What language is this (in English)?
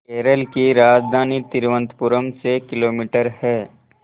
Hindi